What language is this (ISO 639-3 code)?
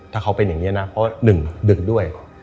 tha